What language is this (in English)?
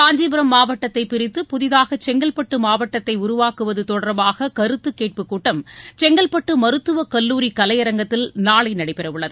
Tamil